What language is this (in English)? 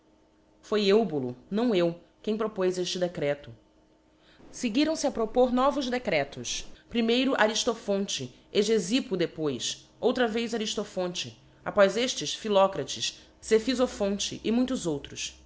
Portuguese